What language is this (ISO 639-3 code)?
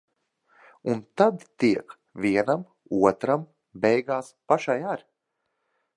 lav